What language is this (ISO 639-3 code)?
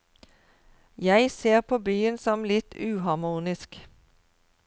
nor